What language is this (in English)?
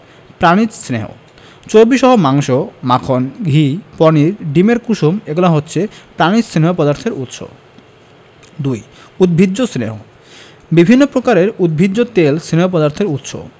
Bangla